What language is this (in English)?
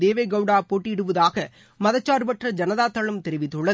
Tamil